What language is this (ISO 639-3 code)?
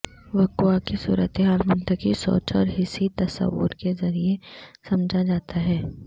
urd